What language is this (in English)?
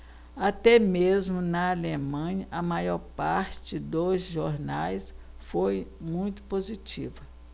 Portuguese